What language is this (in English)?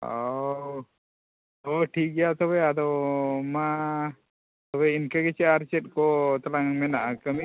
Santali